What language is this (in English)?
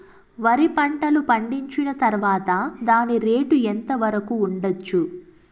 Telugu